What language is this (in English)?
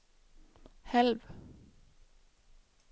Danish